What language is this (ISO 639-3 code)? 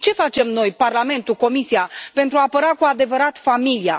ron